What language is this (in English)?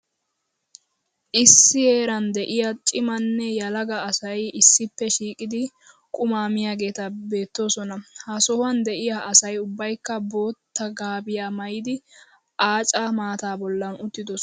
Wolaytta